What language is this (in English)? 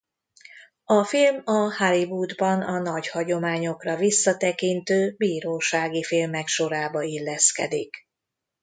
Hungarian